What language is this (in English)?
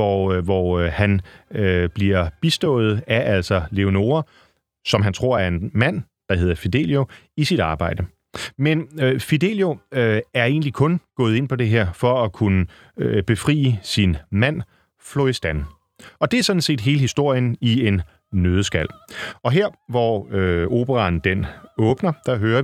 Danish